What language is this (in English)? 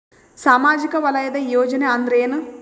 Kannada